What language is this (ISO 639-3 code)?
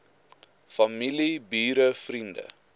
afr